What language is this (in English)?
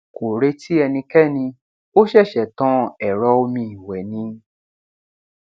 Yoruba